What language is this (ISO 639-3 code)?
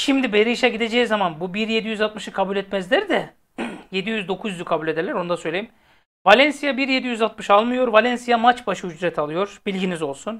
tur